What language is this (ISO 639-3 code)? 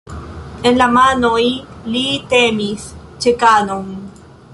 epo